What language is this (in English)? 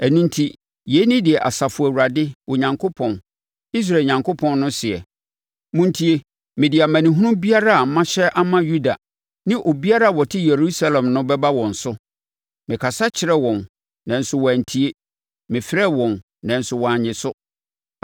Akan